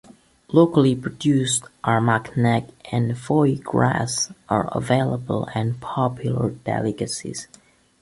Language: English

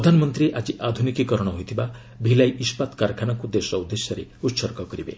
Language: Odia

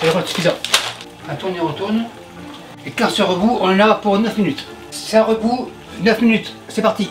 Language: French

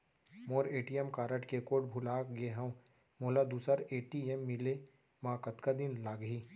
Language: Chhattisgarhi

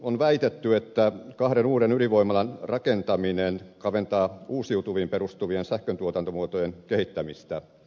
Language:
Finnish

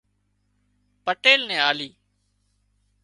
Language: Wadiyara Koli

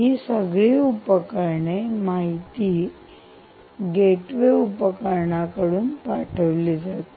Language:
Marathi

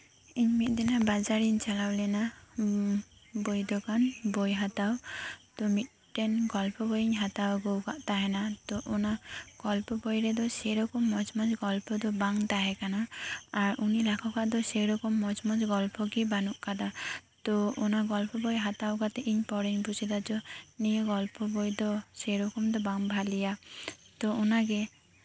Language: Santali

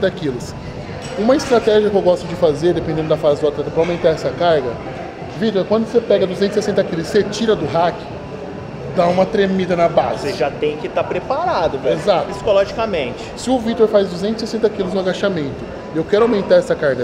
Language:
Portuguese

